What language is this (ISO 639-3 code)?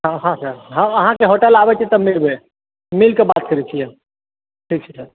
mai